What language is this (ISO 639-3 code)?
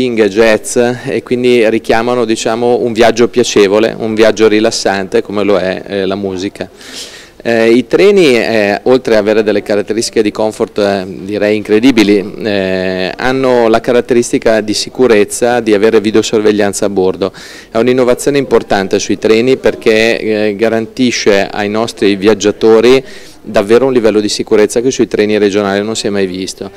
ita